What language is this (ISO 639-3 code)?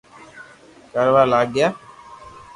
lrk